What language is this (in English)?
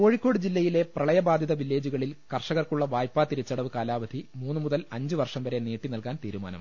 Malayalam